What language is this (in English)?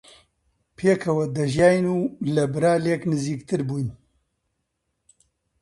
Central Kurdish